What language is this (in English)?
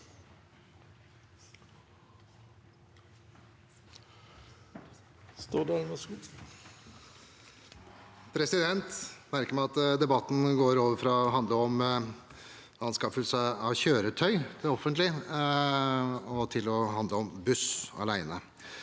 Norwegian